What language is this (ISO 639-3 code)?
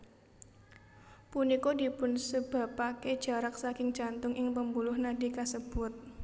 jav